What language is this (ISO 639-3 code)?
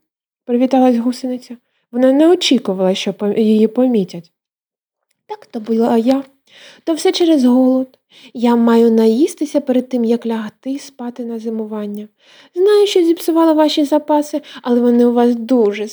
ukr